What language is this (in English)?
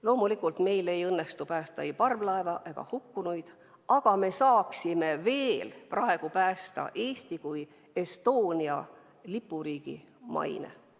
Estonian